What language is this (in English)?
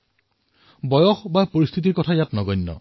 Assamese